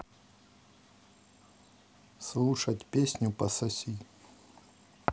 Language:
Russian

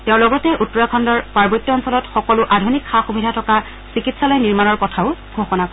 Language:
Assamese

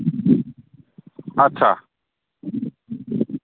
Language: Bodo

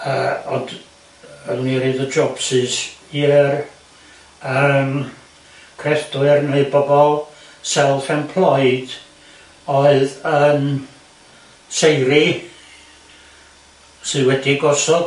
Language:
Welsh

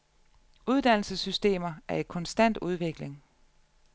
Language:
Danish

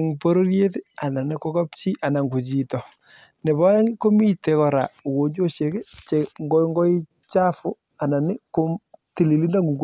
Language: Kalenjin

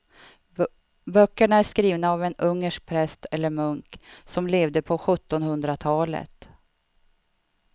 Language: Swedish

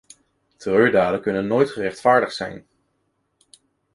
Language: Dutch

